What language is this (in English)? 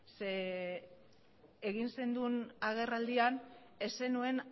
Basque